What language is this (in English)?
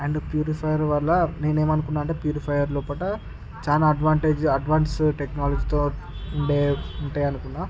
Telugu